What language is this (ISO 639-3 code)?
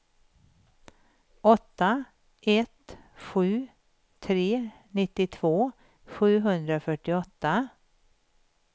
swe